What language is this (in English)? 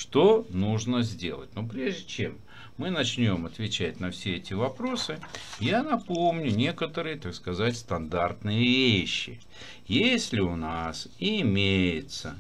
Russian